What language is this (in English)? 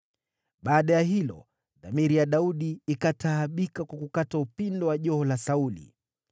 Swahili